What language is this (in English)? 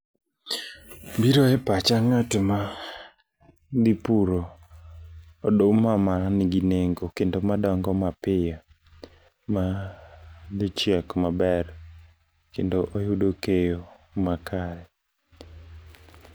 Luo (Kenya and Tanzania)